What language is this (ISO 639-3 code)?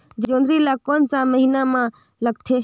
hne